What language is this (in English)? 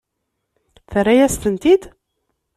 Kabyle